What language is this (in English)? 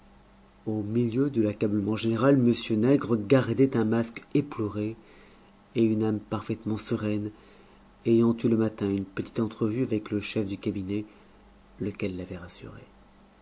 French